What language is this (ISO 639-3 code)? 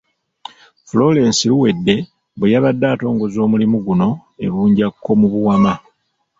lug